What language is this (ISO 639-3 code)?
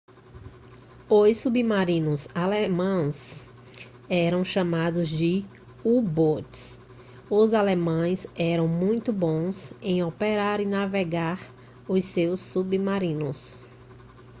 por